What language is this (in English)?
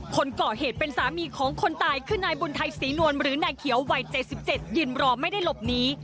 Thai